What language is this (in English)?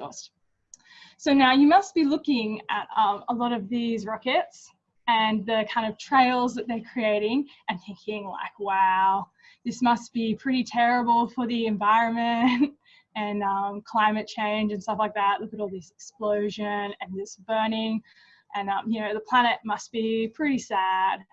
English